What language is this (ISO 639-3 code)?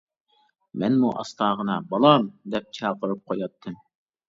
uig